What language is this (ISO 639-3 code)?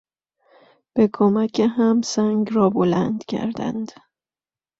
fas